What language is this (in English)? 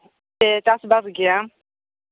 Santali